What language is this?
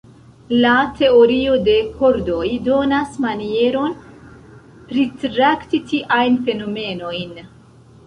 Esperanto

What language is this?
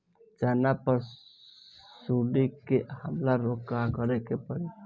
Bhojpuri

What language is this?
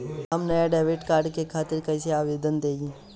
Bhojpuri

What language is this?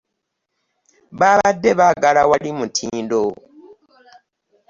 Ganda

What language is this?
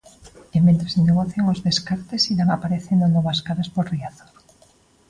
Galician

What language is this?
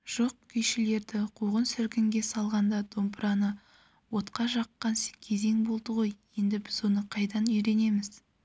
Kazakh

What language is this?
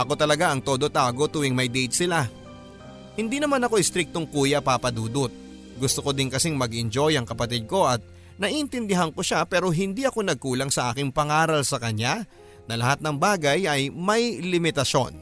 Filipino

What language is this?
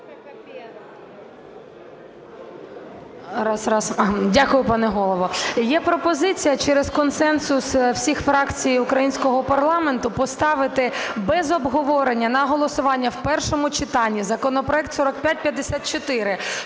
Ukrainian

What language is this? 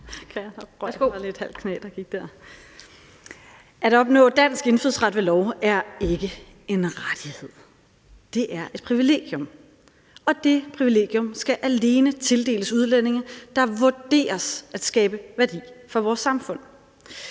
Danish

